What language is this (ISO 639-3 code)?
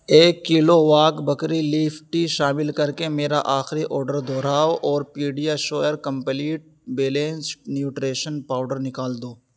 urd